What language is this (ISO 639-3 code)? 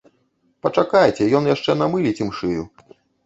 bel